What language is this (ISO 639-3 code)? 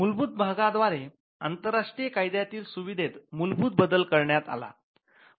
mar